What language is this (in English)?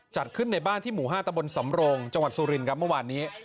Thai